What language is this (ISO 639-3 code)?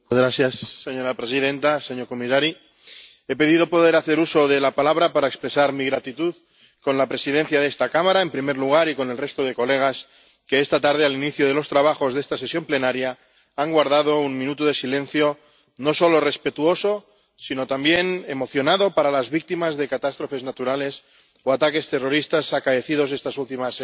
spa